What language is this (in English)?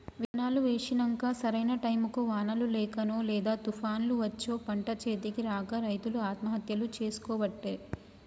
Telugu